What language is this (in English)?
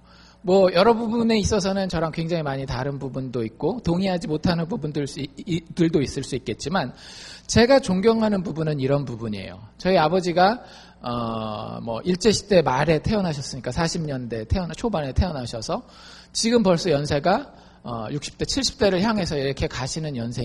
Korean